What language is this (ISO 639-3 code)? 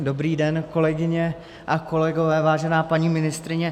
ces